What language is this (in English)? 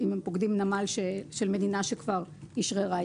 Hebrew